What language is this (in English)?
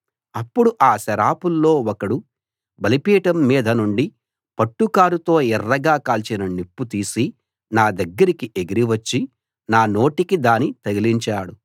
Telugu